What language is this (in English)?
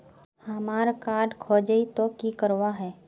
Magahi